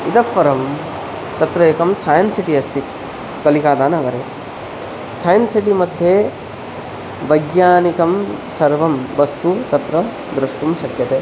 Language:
Sanskrit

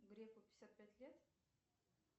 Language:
Russian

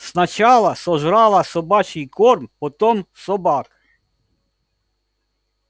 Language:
Russian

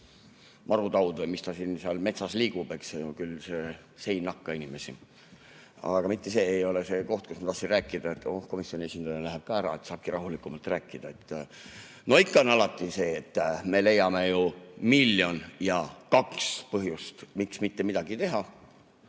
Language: Estonian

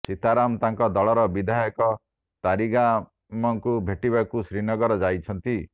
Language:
Odia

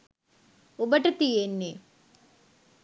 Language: Sinhala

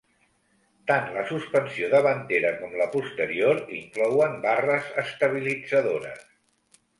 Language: Catalan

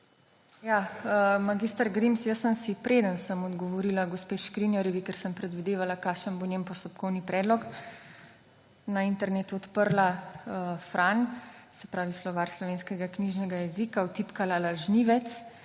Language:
Slovenian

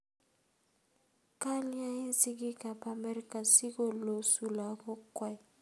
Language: Kalenjin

